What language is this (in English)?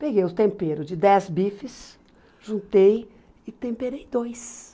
Portuguese